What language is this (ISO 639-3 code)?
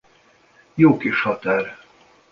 hun